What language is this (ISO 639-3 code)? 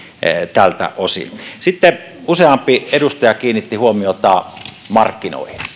fin